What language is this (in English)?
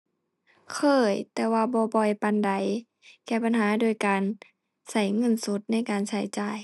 Thai